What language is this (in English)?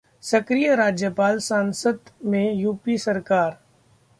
Hindi